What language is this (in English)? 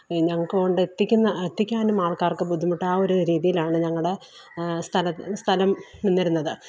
Malayalam